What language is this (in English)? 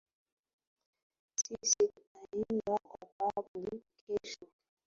Swahili